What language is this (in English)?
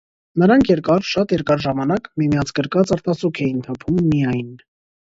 Armenian